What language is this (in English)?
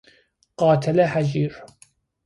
Persian